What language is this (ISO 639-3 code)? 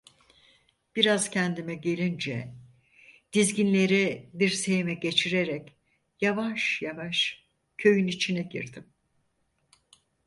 tur